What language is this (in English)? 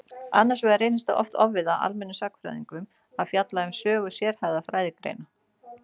Icelandic